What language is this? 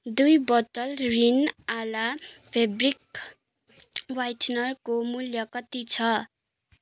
Nepali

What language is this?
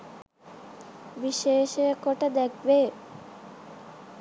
Sinhala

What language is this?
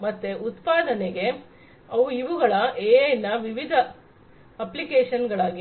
Kannada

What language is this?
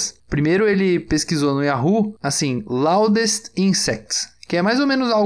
Portuguese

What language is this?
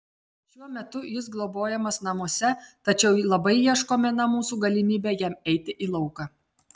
Lithuanian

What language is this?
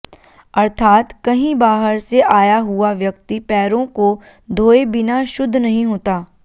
Sanskrit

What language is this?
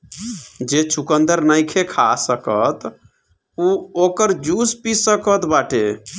Bhojpuri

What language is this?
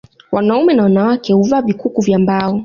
Swahili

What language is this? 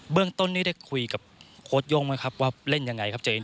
Thai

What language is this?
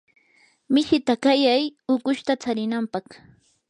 Yanahuanca Pasco Quechua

